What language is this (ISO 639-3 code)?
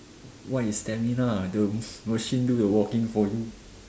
eng